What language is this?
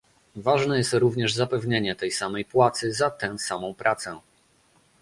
Polish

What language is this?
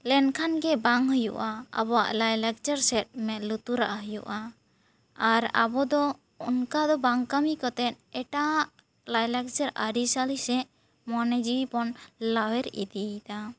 Santali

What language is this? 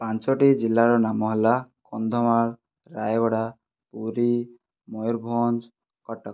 Odia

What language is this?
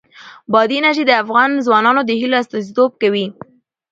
Pashto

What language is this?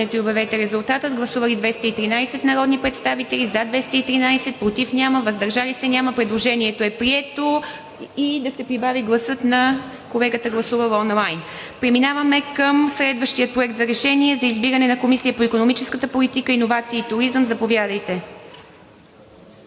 Bulgarian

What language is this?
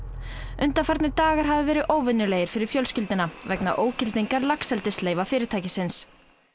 Icelandic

